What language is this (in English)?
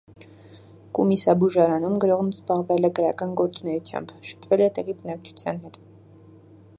Armenian